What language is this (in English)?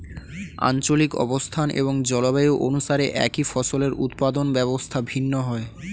Bangla